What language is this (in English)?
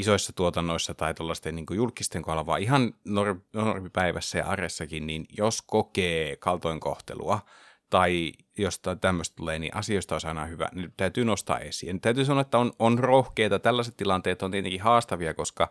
Finnish